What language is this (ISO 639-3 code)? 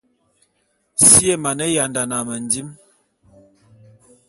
bum